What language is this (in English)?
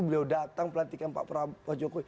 Indonesian